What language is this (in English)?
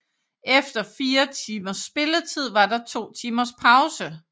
Danish